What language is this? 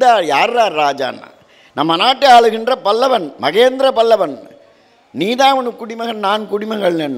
Tamil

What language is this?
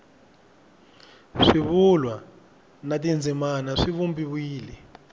Tsonga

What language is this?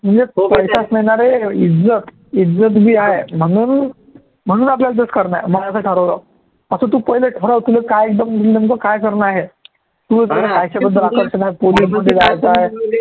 Marathi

